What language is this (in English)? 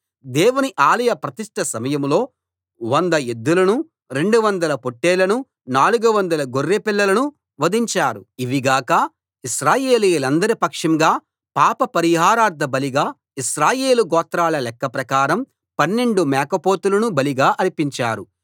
Telugu